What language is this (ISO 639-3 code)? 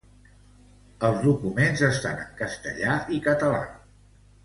cat